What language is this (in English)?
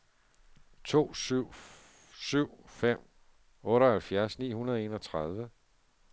Danish